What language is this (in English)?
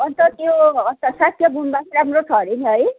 Nepali